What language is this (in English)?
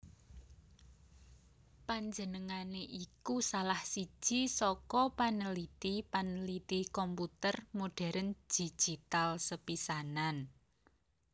Javanese